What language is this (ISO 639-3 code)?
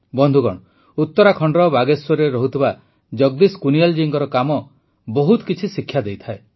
ori